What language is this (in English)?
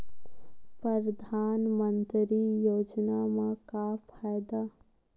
Chhattisgarhi